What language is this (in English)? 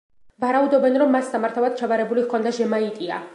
Georgian